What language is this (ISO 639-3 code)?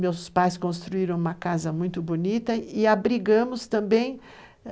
por